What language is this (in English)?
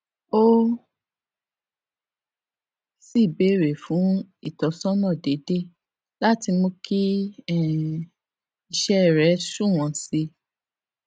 Yoruba